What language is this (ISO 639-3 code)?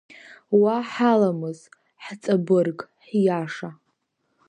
abk